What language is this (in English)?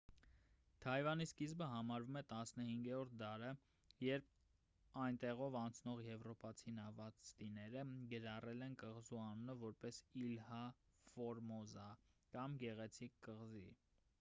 Armenian